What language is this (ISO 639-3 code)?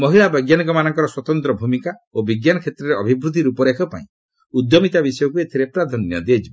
ori